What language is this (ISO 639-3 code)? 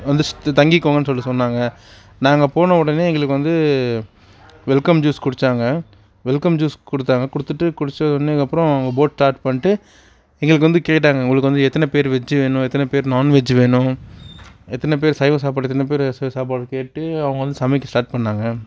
tam